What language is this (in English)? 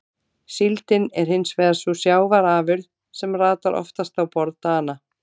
Icelandic